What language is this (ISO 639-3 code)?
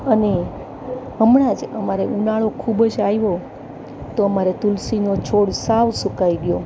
guj